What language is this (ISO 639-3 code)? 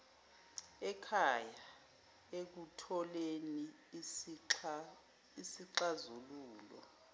zul